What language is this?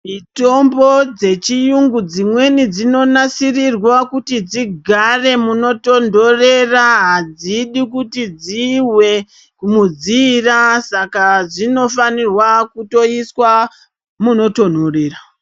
Ndau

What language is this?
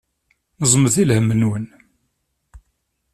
Kabyle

